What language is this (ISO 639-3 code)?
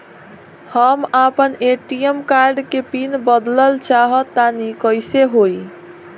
bho